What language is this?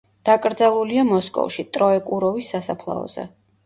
Georgian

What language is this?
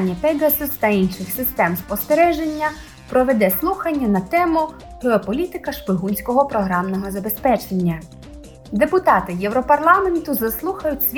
Ukrainian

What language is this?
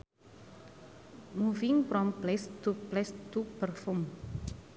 Sundanese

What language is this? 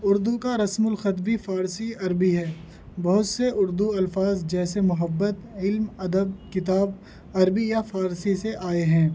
Urdu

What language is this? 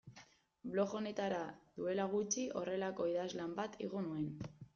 Basque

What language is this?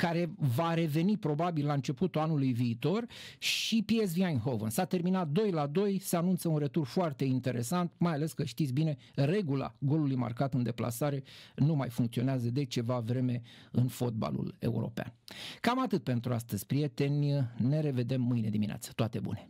Romanian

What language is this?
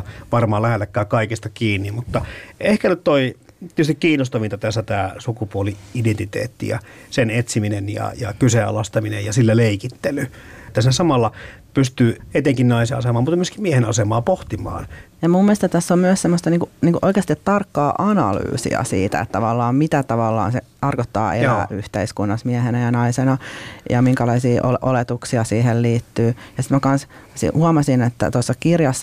Finnish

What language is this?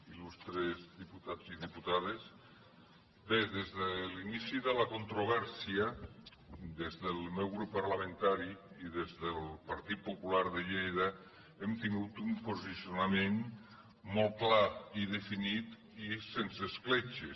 Catalan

